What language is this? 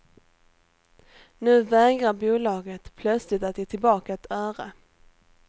Swedish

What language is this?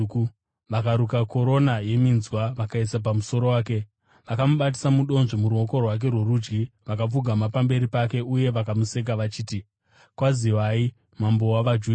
Shona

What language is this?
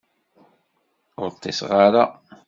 Kabyle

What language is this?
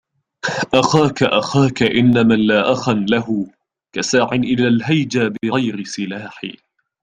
Arabic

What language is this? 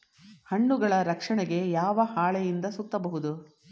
Kannada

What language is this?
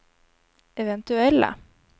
Swedish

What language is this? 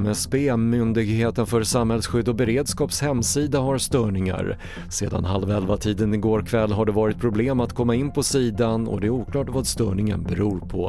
Swedish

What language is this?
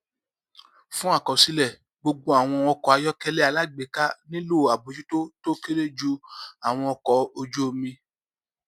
Yoruba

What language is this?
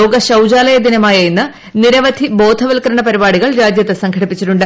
Malayalam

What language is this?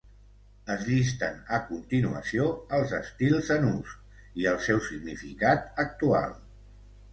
Catalan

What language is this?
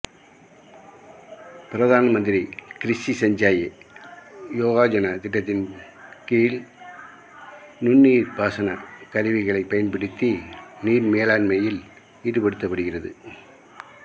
Tamil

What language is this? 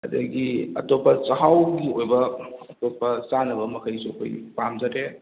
Manipuri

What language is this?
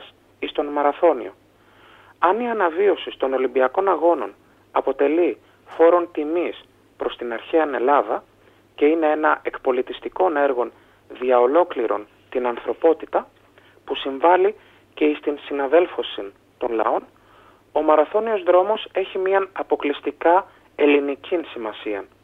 Greek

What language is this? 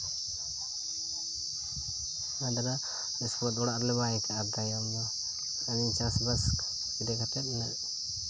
Santali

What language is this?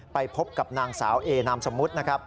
Thai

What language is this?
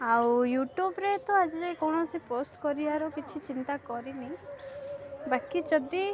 Odia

